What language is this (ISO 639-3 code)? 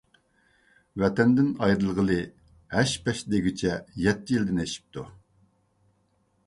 uig